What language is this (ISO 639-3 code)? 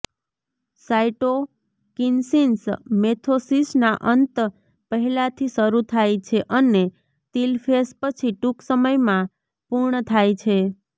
guj